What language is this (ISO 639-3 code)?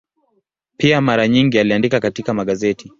swa